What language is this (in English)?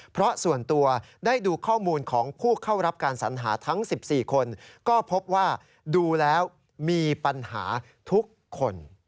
Thai